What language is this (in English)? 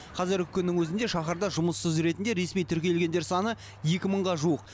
Kazakh